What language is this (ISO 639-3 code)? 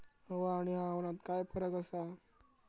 mar